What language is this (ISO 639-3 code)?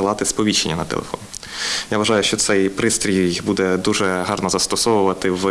ukr